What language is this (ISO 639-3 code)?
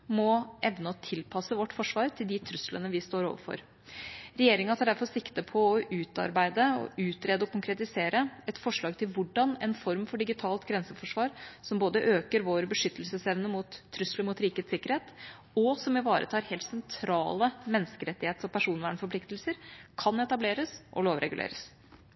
nob